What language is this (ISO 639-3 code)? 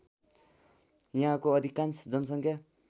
nep